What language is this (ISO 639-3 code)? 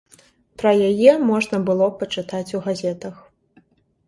bel